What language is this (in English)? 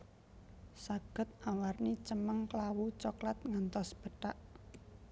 Javanese